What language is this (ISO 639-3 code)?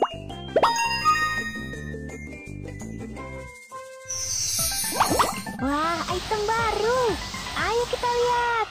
ind